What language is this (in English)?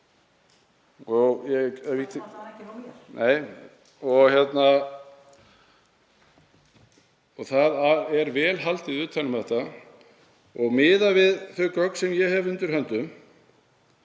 Icelandic